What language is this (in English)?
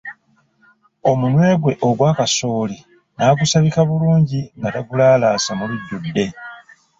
Ganda